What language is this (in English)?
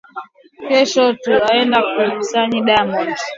Swahili